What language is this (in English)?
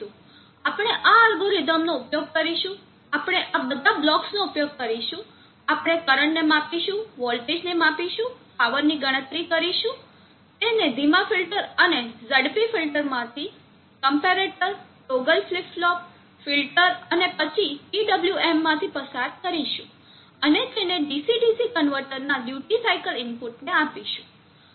Gujarati